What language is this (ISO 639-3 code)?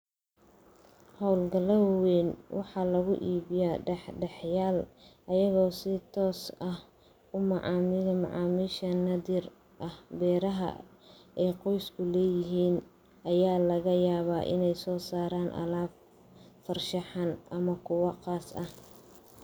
som